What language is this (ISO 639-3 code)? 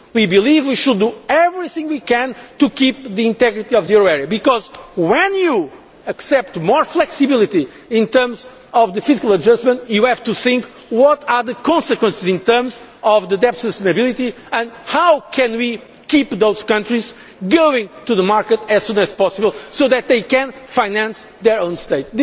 eng